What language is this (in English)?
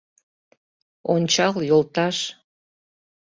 Mari